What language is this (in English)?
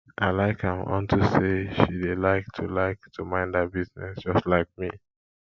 Nigerian Pidgin